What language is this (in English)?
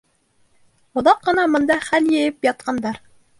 Bashkir